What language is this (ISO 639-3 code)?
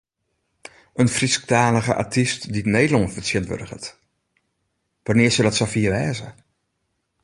fry